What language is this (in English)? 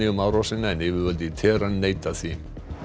Icelandic